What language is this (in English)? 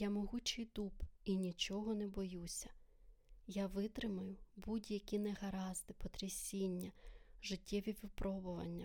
Ukrainian